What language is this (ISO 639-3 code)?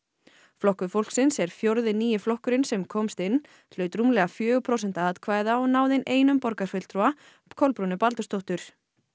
isl